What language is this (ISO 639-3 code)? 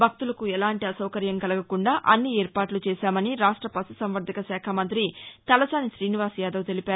tel